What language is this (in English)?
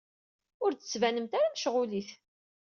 Kabyle